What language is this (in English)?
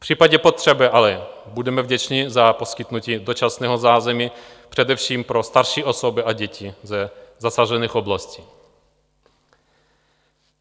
Czech